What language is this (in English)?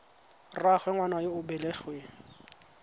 Tswana